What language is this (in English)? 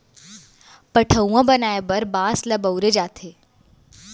Chhattisgarhi